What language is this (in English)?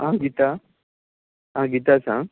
Konkani